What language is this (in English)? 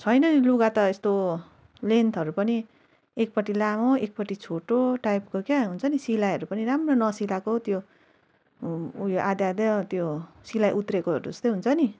Nepali